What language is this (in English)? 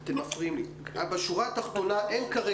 Hebrew